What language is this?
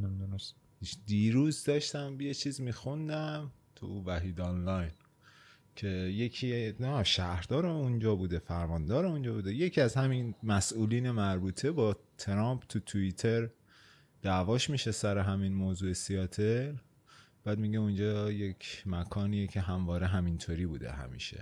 Persian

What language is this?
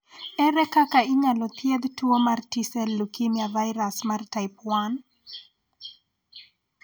Luo (Kenya and Tanzania)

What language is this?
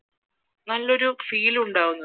Malayalam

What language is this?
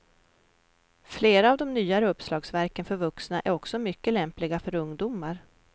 Swedish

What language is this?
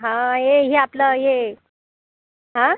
Marathi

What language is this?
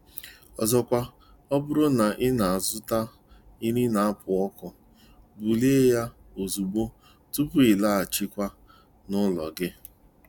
Igbo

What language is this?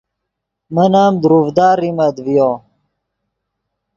Yidgha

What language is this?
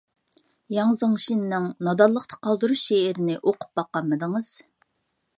Uyghur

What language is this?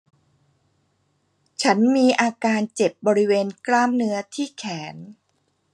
Thai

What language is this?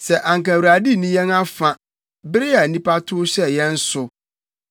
Akan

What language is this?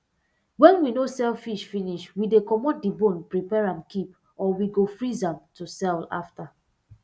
Nigerian Pidgin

